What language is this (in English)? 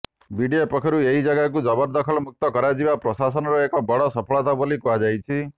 Odia